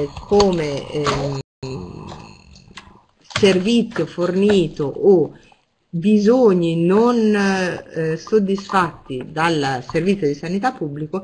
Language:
Italian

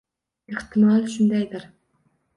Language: Uzbek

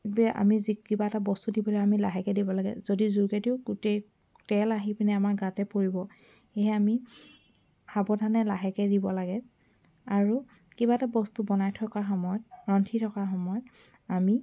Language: Assamese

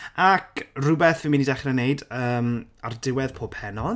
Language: Welsh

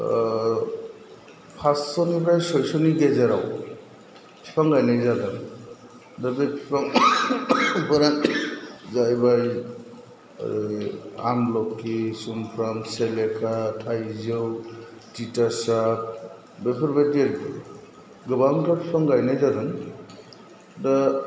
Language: Bodo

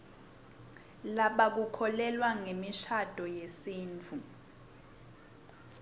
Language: Swati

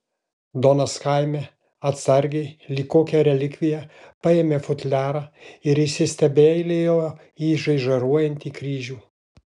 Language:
Lithuanian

